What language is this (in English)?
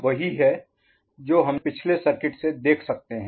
Hindi